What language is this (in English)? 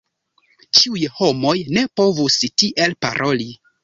Esperanto